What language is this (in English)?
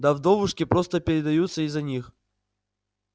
Russian